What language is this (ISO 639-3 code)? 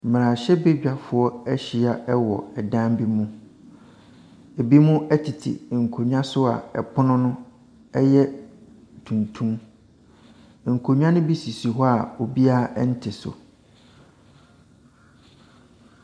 aka